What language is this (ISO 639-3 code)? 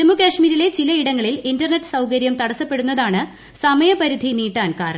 mal